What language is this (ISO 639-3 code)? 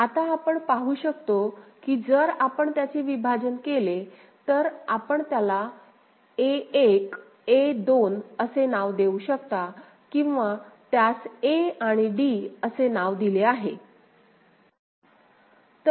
mar